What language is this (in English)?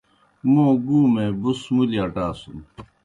Kohistani Shina